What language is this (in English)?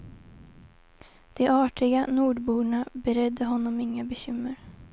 Swedish